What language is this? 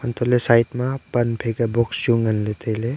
Wancho Naga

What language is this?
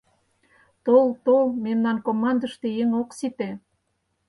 Mari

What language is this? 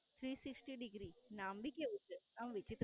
Gujarati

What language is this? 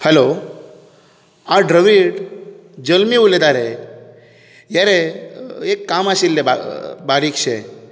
Konkani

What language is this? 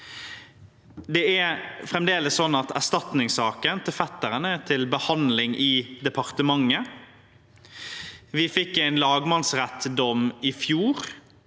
Norwegian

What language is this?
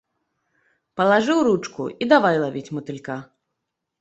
Belarusian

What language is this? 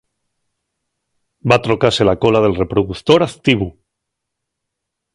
Asturian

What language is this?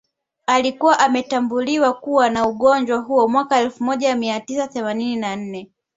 Swahili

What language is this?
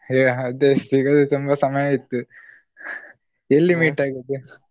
Kannada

